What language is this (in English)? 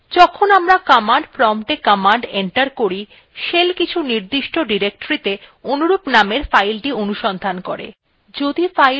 Bangla